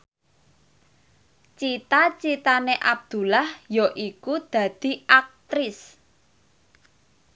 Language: Javanese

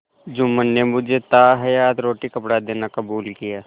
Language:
Hindi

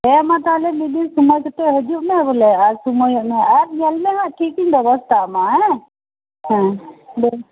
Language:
Santali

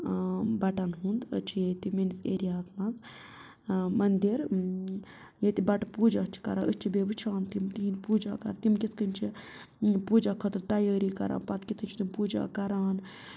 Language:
Kashmiri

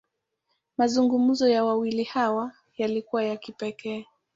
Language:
Swahili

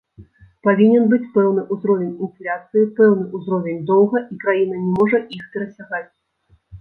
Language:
Belarusian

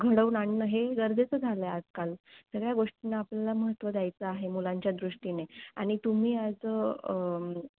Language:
Marathi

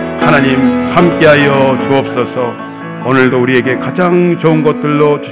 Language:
Korean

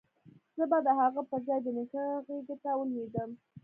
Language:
Pashto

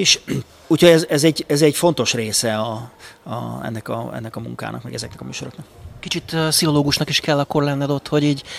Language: Hungarian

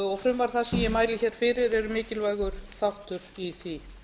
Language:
Icelandic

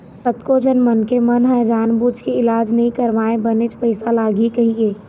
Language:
Chhattisgarhi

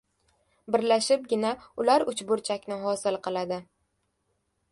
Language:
Uzbek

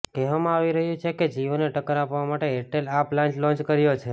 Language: Gujarati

